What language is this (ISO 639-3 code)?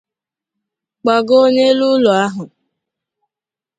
ibo